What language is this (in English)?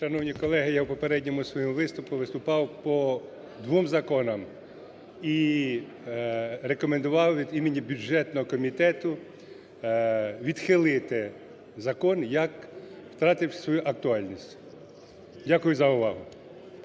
Ukrainian